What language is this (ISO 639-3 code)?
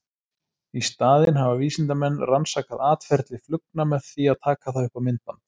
isl